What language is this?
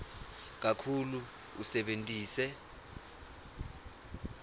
Swati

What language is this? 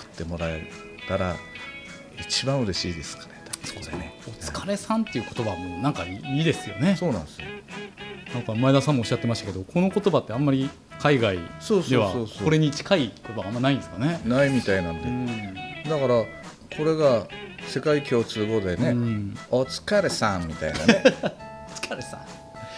Japanese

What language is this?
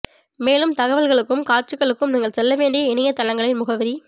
Tamil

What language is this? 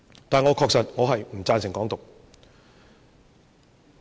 Cantonese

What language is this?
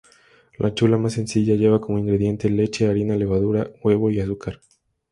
Spanish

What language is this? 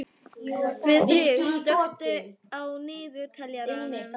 Icelandic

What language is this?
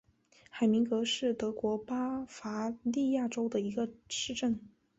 Chinese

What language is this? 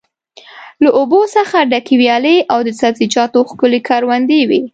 Pashto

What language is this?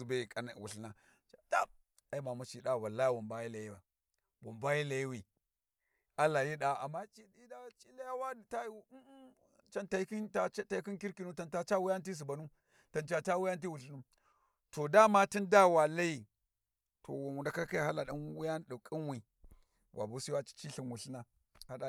Warji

